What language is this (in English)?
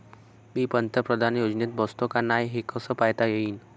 Marathi